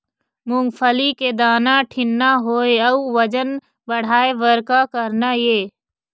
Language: Chhattisgarhi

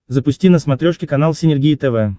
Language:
Russian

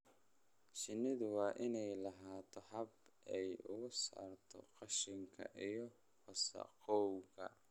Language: Somali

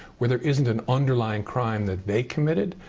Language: English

